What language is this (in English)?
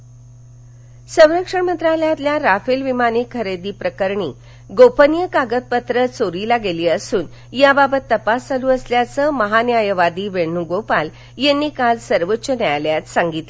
Marathi